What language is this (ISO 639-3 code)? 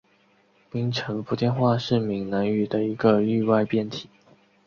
zho